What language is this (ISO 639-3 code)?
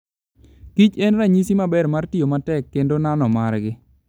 luo